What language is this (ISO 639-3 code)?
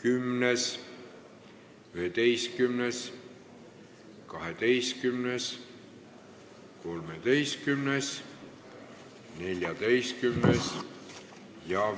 est